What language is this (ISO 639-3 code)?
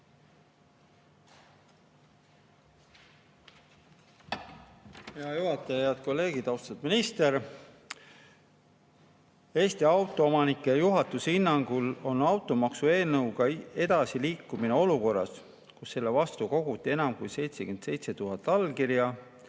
est